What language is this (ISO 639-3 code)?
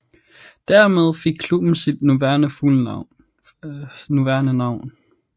dan